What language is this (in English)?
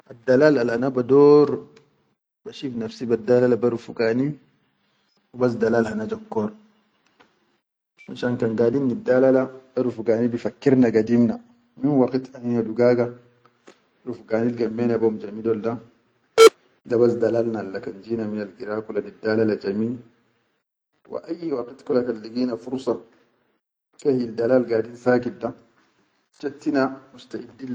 Chadian Arabic